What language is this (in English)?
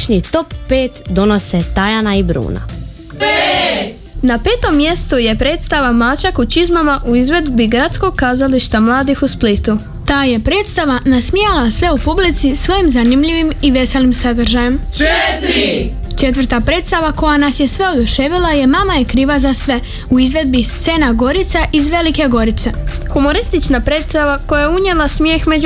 Croatian